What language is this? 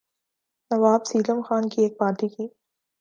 Urdu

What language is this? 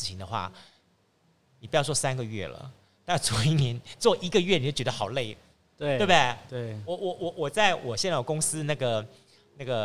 Chinese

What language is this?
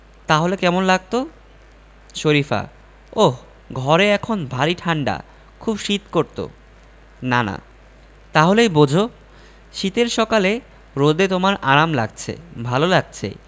Bangla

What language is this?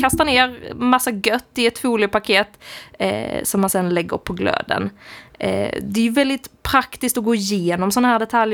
Swedish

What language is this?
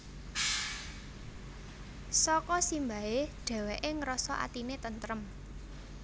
Javanese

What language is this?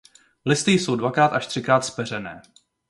Czech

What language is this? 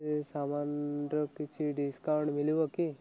Odia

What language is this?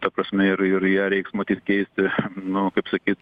Lithuanian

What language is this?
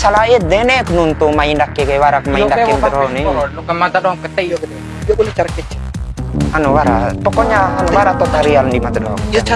Indonesian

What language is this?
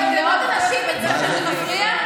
Hebrew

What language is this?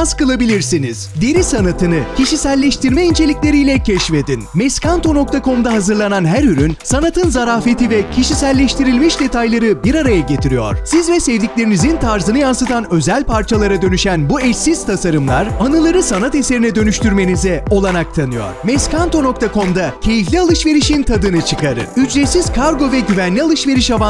Turkish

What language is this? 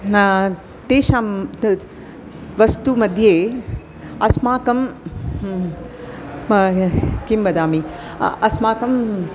Sanskrit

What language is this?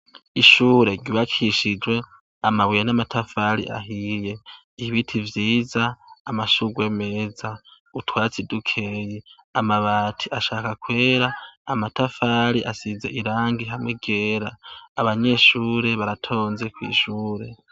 Rundi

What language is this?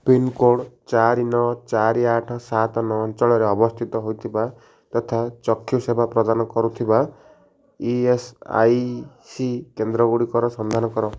Odia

